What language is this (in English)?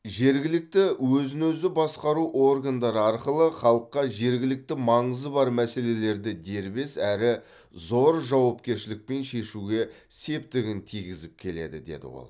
Kazakh